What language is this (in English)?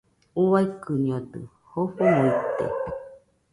Nüpode Huitoto